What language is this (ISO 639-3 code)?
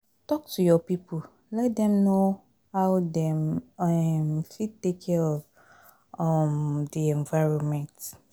pcm